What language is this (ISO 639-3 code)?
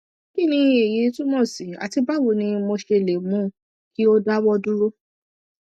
yor